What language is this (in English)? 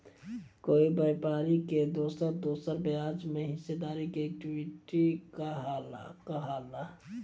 Bhojpuri